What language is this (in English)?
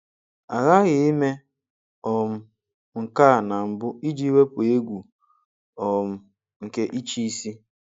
Igbo